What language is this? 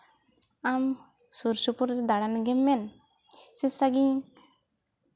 Santali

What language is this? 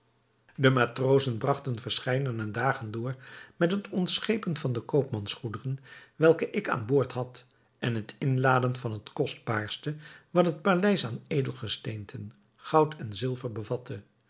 Dutch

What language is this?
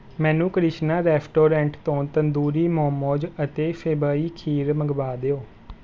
Punjabi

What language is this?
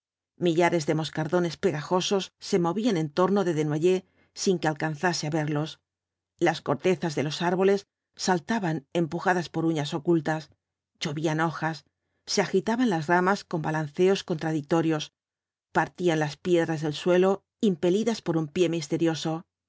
Spanish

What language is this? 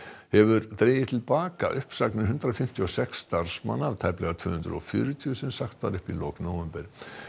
Icelandic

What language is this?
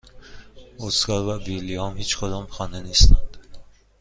Persian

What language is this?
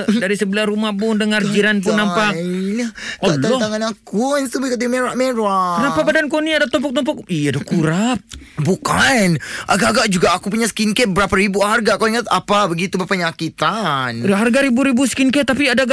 Malay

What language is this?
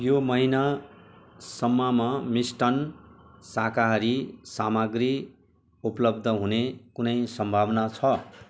Nepali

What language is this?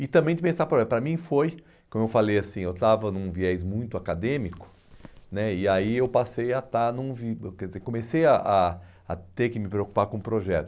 Portuguese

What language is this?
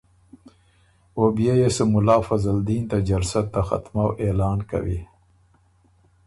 Ormuri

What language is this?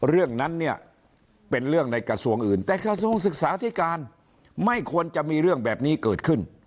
Thai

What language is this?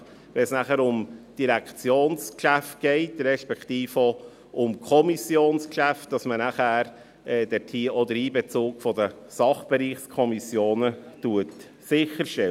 Swiss German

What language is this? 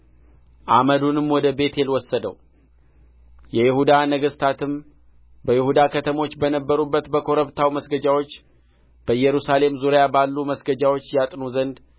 Amharic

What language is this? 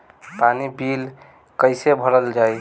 Bhojpuri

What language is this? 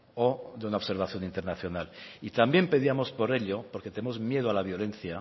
Spanish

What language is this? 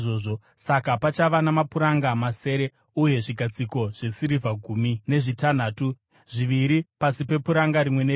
Shona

